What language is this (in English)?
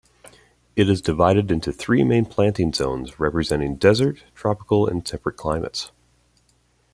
English